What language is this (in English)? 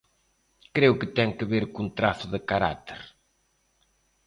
Galician